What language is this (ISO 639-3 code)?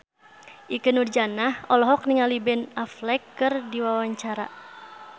sun